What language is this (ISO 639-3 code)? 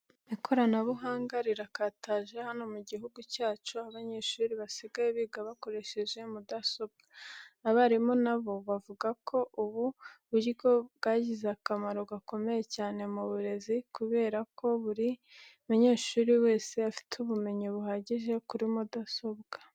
kin